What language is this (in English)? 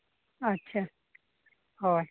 Santali